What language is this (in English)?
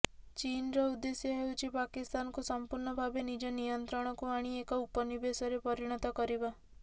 Odia